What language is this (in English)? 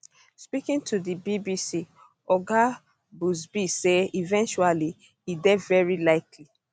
Nigerian Pidgin